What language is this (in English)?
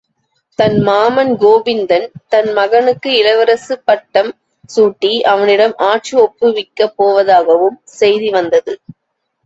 Tamil